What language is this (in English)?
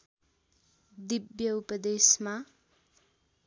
Nepali